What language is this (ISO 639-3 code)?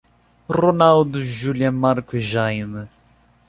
por